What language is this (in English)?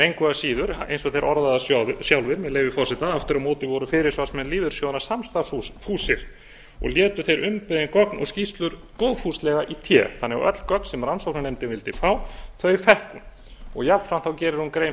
Icelandic